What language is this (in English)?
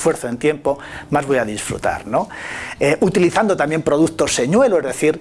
Spanish